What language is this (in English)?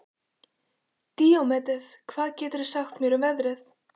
Icelandic